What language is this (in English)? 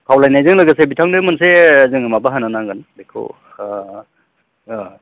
Bodo